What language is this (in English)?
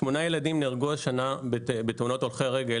Hebrew